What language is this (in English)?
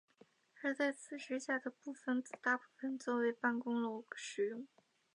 Chinese